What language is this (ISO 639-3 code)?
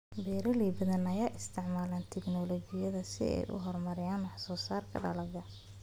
som